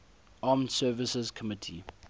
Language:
English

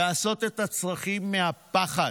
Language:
Hebrew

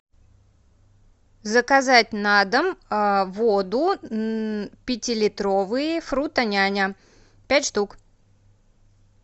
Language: Russian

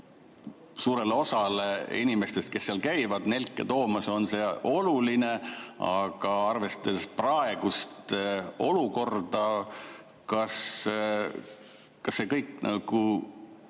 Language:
Estonian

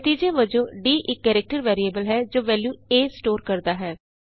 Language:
Punjabi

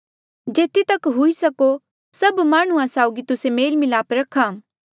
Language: Mandeali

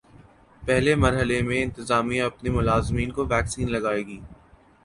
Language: Urdu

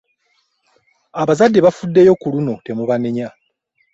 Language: Ganda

